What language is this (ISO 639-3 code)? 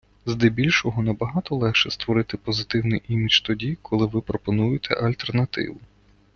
ukr